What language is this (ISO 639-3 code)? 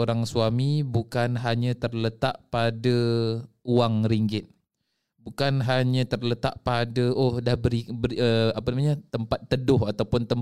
msa